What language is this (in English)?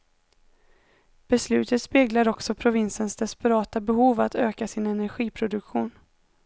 Swedish